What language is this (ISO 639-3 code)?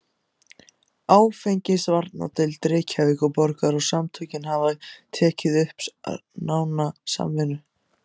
isl